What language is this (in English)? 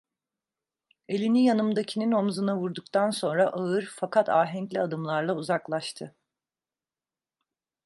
Turkish